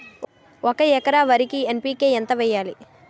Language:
Telugu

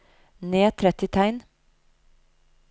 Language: Norwegian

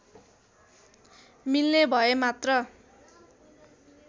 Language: Nepali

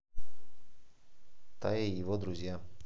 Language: Russian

